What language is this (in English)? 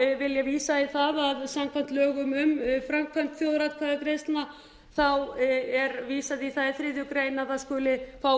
Icelandic